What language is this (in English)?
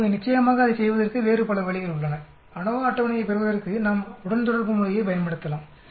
Tamil